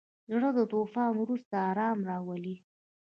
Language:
Pashto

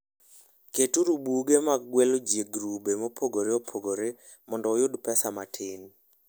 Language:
Luo (Kenya and Tanzania)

